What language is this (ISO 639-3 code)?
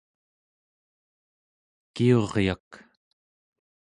esu